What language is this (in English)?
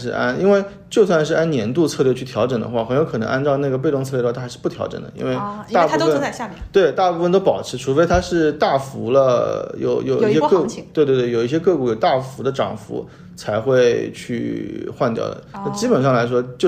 Chinese